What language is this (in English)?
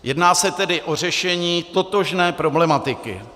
Czech